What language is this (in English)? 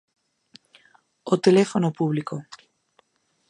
Galician